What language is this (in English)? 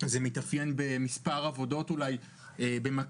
Hebrew